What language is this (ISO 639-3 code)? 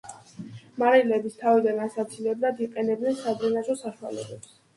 kat